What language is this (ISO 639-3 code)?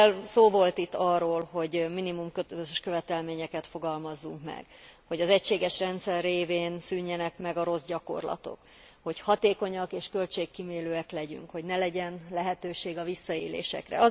hun